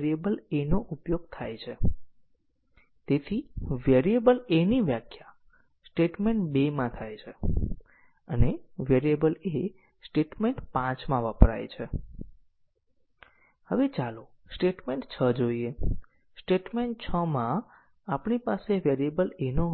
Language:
Gujarati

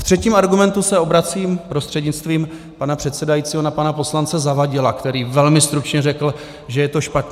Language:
Czech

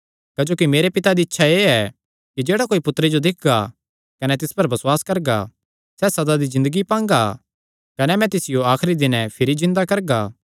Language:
Kangri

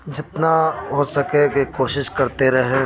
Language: Urdu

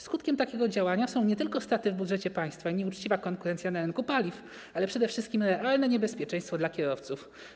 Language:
Polish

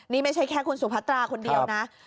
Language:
Thai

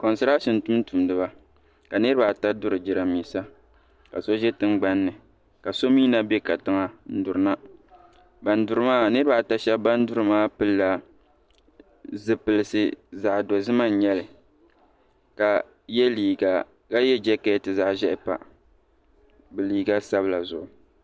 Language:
Dagbani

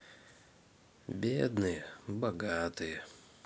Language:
Russian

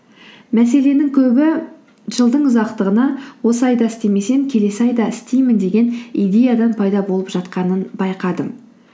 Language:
Kazakh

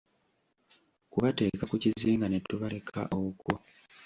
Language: Ganda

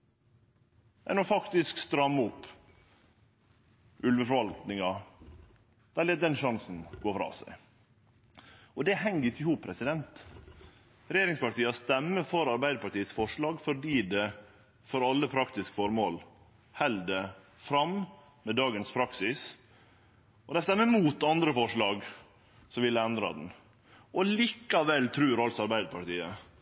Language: Norwegian Nynorsk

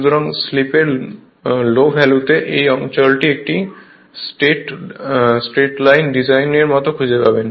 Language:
Bangla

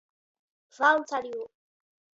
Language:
Latgalian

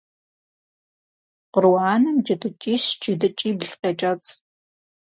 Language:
Kabardian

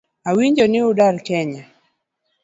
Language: Luo (Kenya and Tanzania)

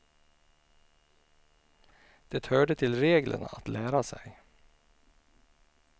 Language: Swedish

